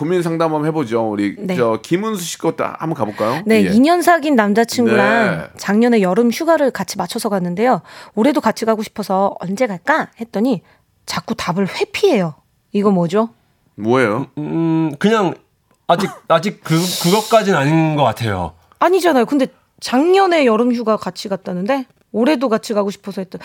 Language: Korean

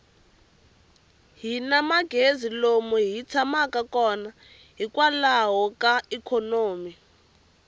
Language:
Tsonga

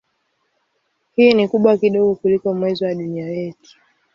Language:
Swahili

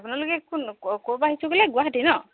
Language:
Assamese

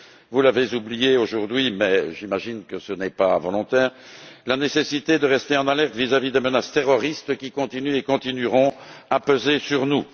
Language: French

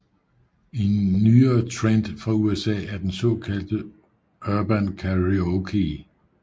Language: Danish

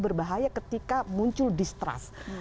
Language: Indonesian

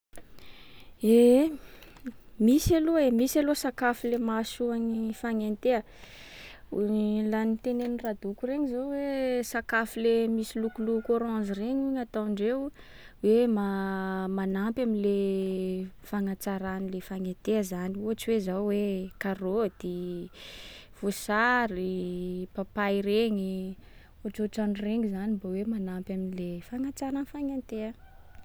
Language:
Sakalava Malagasy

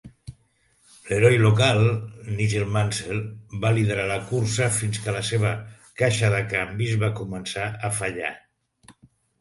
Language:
Catalan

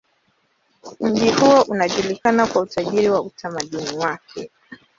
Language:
Swahili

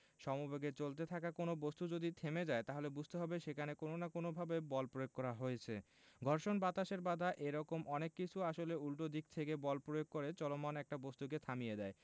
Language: Bangla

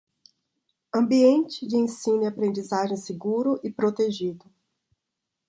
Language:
Portuguese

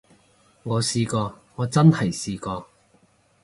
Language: Cantonese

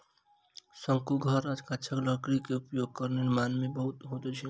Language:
Maithili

